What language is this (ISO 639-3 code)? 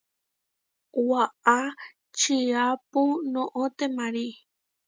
var